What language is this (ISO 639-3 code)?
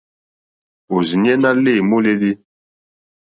bri